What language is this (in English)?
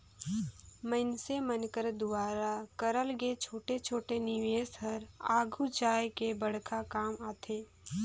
Chhattisgarhi